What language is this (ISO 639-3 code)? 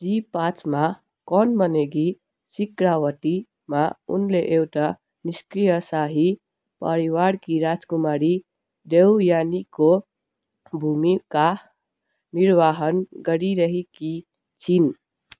nep